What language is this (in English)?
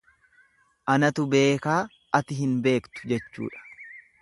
Oromo